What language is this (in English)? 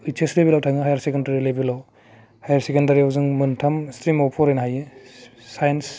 Bodo